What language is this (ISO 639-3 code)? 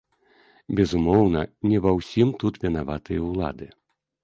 bel